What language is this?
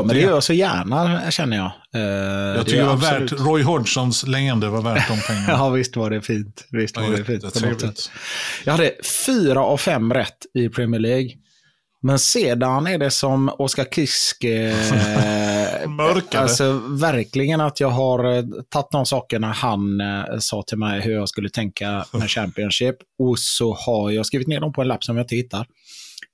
Swedish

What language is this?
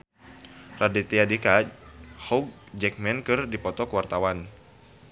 Sundanese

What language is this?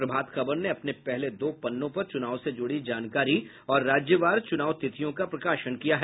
Hindi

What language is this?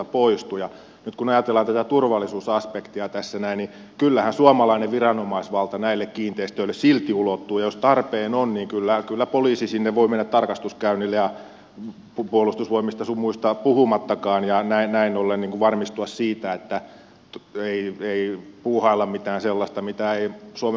Finnish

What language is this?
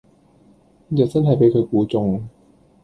Cantonese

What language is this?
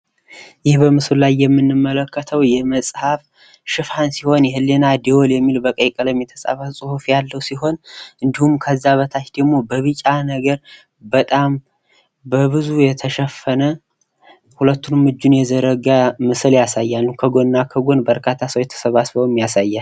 Amharic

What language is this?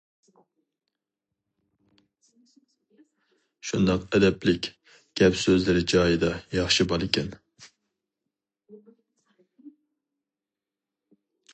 Uyghur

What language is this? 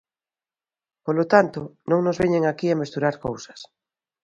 Galician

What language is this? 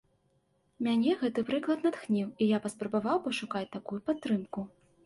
Belarusian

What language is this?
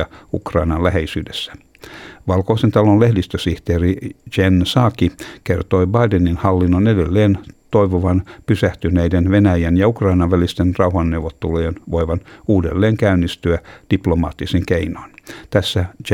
Finnish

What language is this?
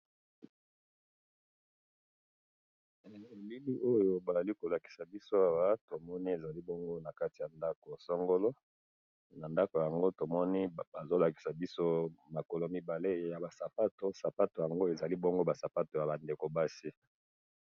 Lingala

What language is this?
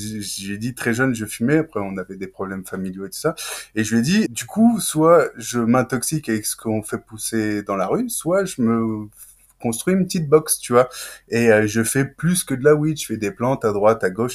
French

